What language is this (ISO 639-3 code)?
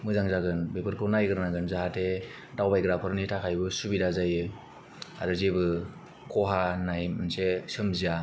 brx